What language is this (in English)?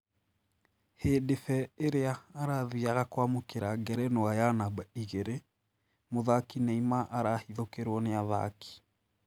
Kikuyu